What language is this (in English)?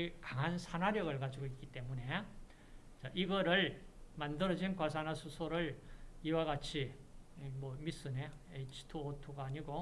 Korean